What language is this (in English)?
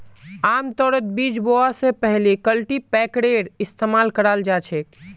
Magahi